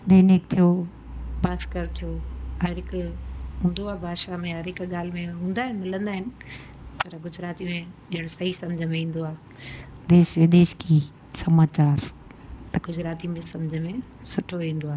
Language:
Sindhi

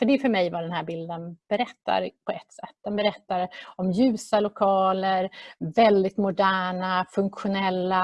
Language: Swedish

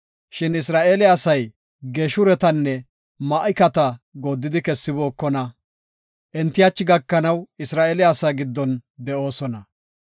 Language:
Gofa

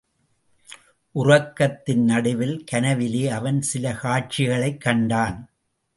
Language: Tamil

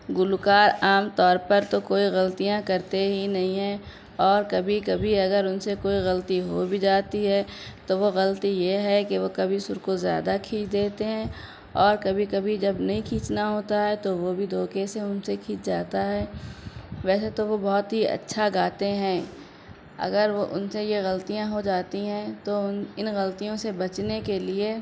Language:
Urdu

